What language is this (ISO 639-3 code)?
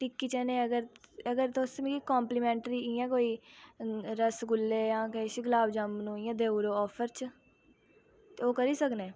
doi